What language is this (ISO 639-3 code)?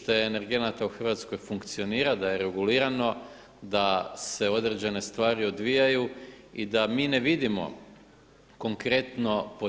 hrv